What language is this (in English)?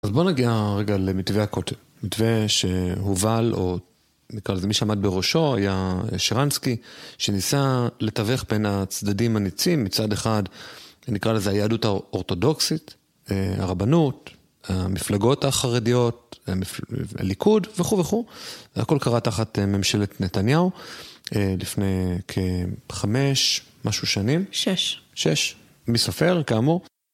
Hebrew